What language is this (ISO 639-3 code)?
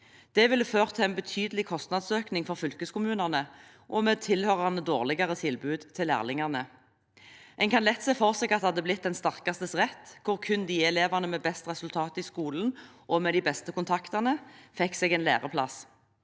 nor